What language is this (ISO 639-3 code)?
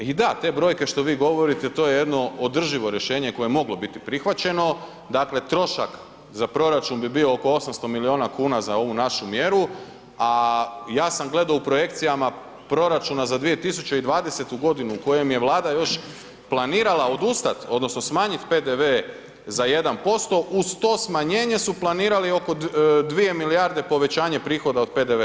hrv